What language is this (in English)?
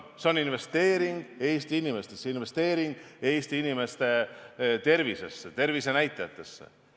Estonian